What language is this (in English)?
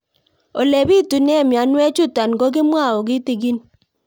Kalenjin